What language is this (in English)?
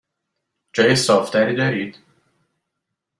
Persian